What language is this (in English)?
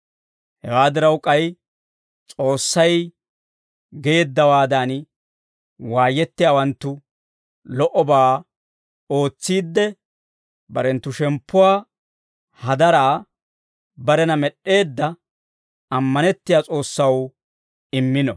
Dawro